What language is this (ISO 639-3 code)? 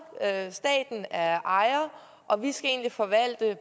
dan